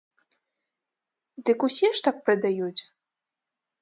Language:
Belarusian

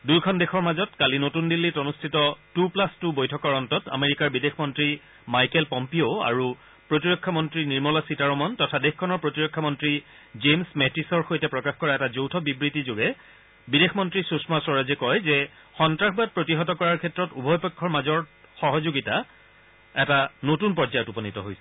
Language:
Assamese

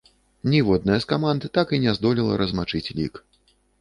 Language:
Belarusian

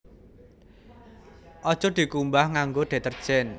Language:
Javanese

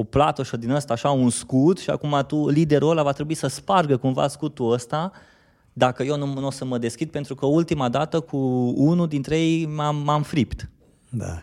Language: Romanian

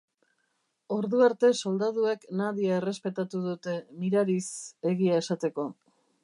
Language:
Basque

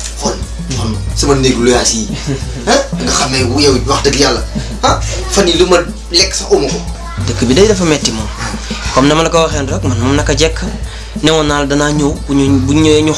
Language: Indonesian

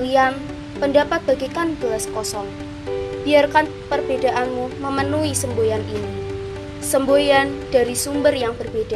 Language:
Indonesian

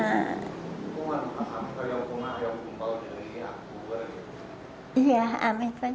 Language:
Indonesian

